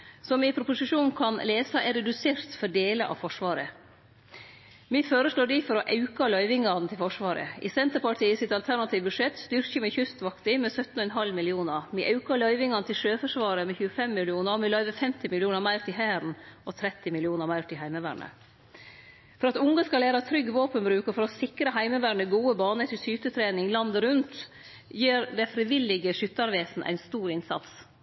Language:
Norwegian Nynorsk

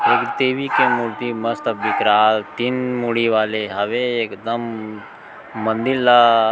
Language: Chhattisgarhi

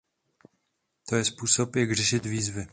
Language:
Czech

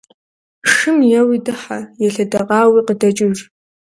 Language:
Kabardian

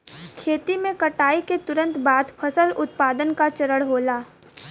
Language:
Bhojpuri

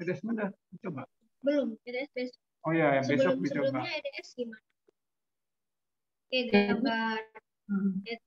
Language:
Indonesian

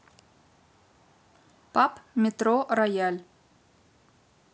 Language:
Russian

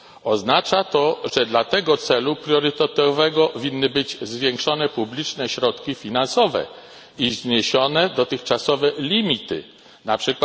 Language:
Polish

